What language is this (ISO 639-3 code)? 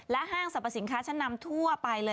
tha